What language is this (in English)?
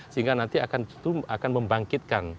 Indonesian